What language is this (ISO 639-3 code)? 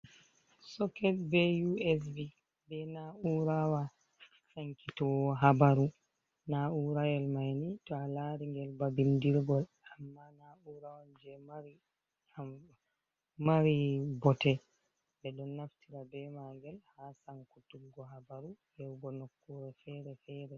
ful